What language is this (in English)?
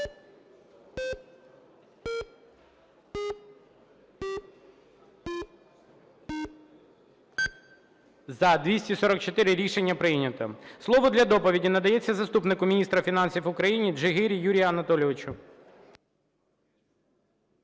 Ukrainian